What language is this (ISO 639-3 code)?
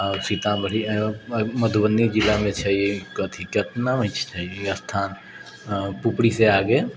mai